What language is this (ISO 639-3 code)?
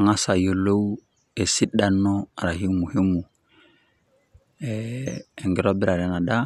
mas